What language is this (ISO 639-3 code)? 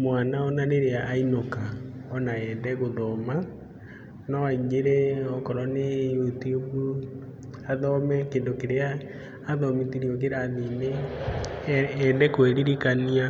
kik